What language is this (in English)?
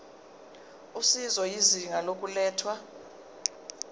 Zulu